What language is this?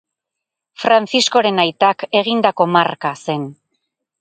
Basque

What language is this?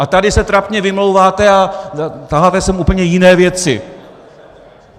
Czech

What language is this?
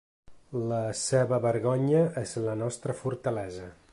Catalan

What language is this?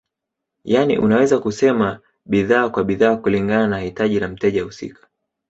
Swahili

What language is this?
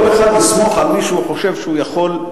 Hebrew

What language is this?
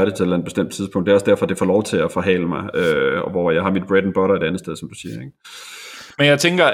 Danish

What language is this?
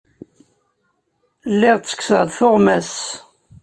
Kabyle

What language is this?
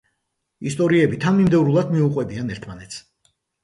Georgian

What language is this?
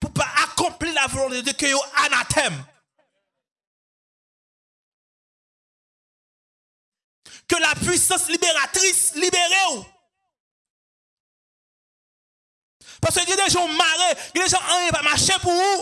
French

